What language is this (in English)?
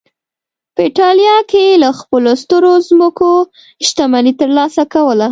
Pashto